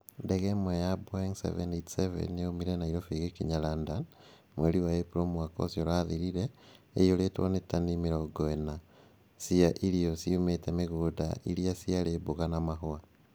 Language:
Kikuyu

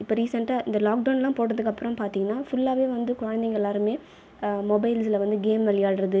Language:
Tamil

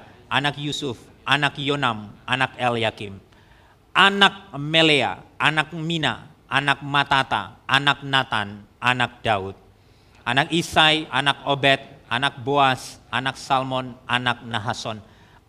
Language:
Indonesian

